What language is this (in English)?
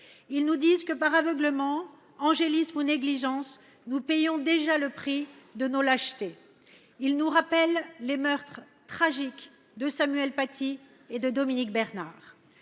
French